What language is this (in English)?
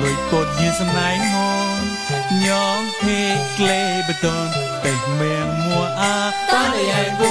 Thai